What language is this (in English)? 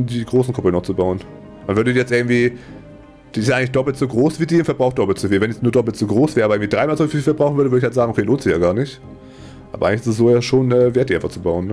German